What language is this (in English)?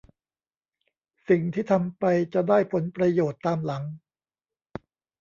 Thai